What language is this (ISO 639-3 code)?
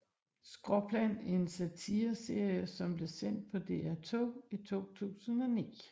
dan